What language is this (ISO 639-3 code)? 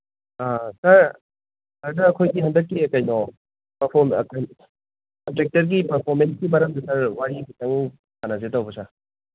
mni